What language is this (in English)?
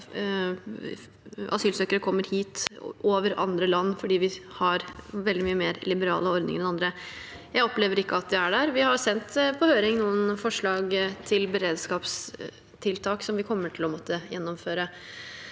Norwegian